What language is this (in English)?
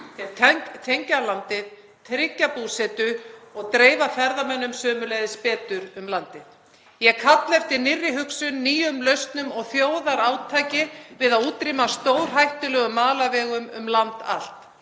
Icelandic